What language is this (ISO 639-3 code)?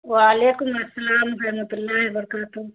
urd